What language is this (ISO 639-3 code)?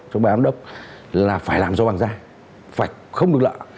vie